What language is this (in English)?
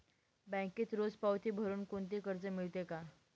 Marathi